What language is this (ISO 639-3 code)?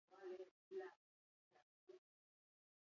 eus